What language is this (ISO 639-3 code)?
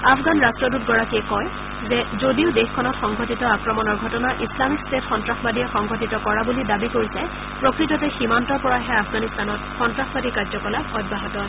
asm